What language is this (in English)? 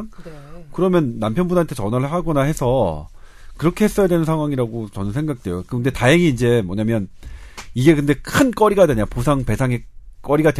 Korean